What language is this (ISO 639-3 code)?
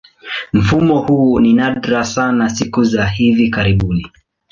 swa